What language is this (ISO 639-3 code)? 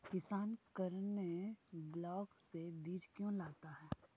mag